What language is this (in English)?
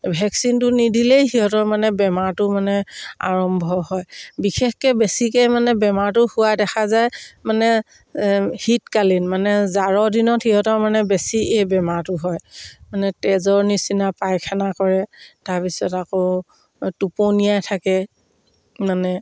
Assamese